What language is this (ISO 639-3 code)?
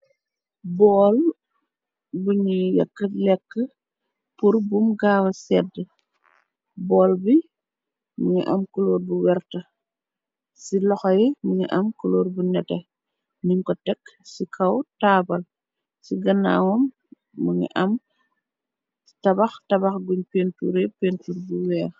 wol